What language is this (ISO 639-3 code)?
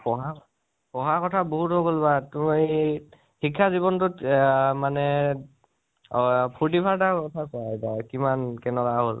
asm